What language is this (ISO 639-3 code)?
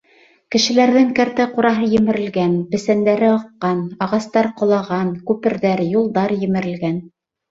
bak